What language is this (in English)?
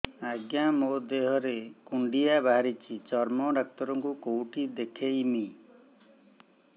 Odia